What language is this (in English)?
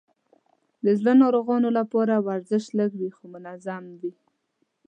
Pashto